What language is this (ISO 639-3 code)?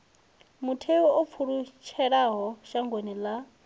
ven